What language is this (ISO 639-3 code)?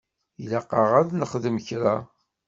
kab